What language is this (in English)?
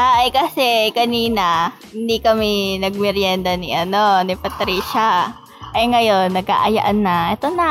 Filipino